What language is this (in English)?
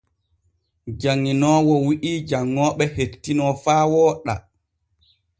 Borgu Fulfulde